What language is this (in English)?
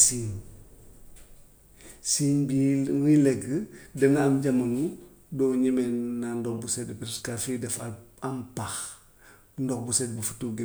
Gambian Wolof